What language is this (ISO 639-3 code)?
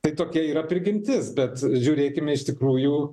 lit